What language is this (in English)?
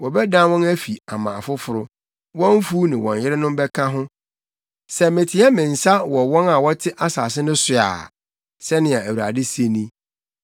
Akan